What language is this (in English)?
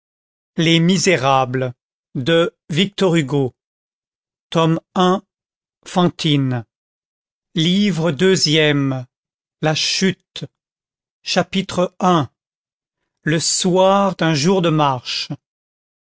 French